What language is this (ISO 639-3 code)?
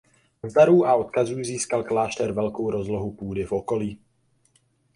ces